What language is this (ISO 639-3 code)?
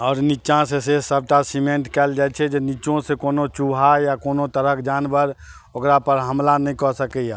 mai